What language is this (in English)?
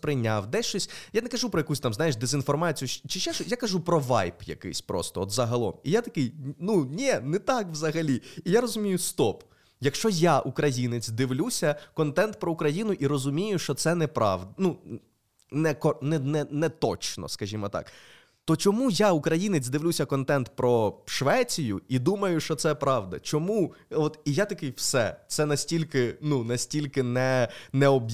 Ukrainian